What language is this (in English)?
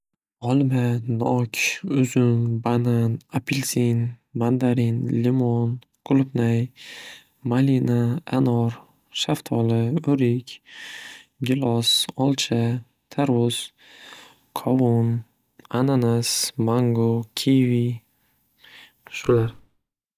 Uzbek